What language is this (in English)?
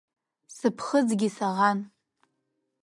Abkhazian